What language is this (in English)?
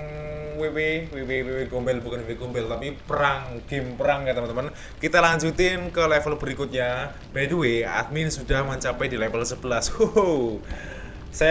Indonesian